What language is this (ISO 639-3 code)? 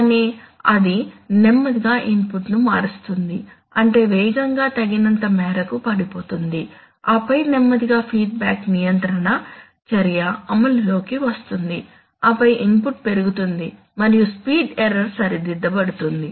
tel